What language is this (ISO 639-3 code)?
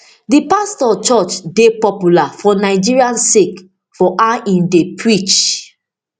pcm